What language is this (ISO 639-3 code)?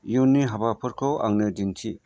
brx